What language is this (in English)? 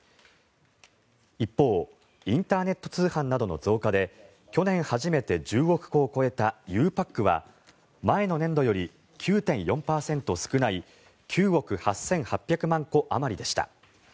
Japanese